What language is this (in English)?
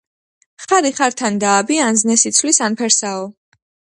Georgian